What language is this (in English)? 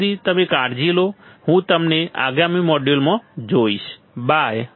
Gujarati